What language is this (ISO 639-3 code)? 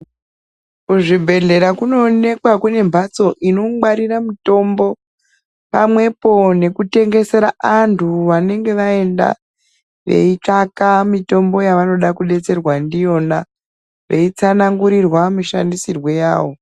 ndc